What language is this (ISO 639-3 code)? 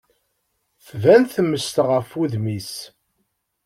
kab